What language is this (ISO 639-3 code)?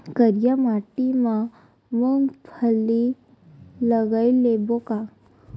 hne